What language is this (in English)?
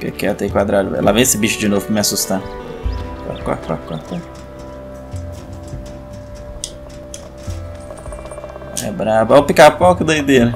Portuguese